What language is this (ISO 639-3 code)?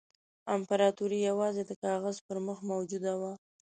pus